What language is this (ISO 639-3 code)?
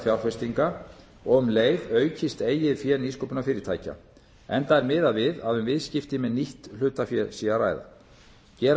isl